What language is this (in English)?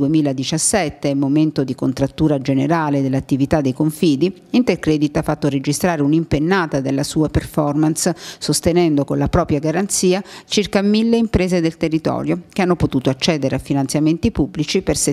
Italian